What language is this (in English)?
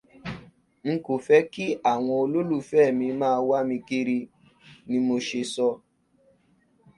Yoruba